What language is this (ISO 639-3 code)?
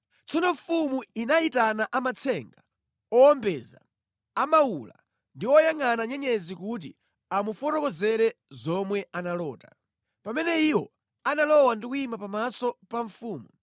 nya